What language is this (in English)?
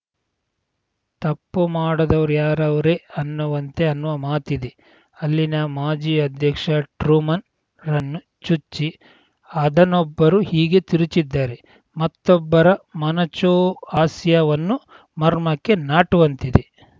Kannada